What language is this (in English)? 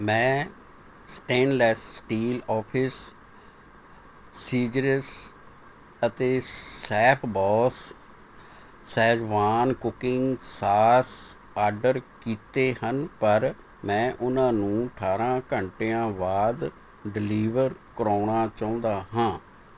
Punjabi